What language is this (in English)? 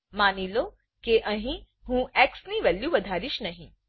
Gujarati